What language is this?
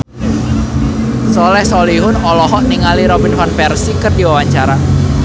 Sundanese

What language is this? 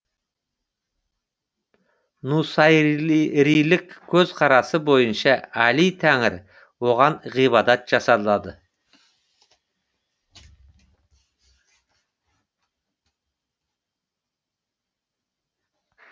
Kazakh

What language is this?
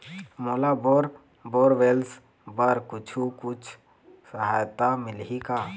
Chhattisgarhi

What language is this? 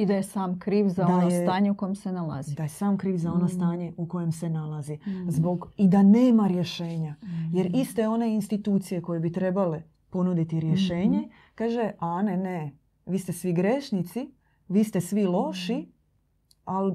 Croatian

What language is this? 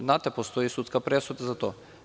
Serbian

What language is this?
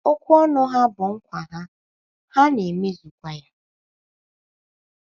Igbo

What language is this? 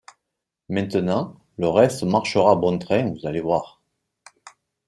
French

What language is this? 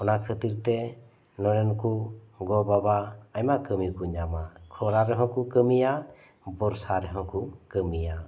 Santali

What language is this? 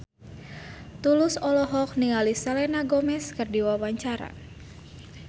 Sundanese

